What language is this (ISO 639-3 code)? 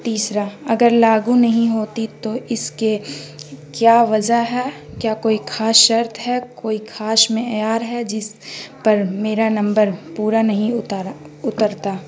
urd